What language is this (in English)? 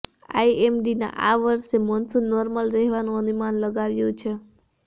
Gujarati